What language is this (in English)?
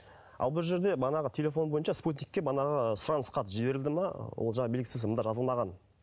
Kazakh